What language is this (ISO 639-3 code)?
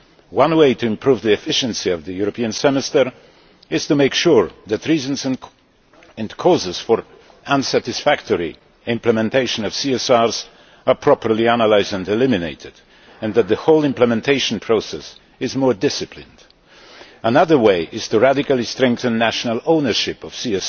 eng